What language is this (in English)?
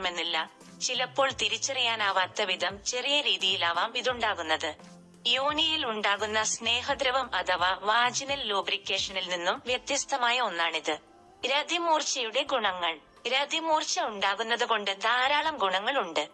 Malayalam